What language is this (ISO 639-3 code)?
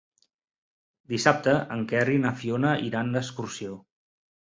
cat